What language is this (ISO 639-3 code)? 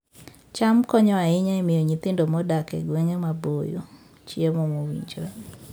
luo